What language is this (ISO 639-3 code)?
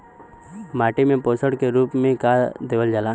bho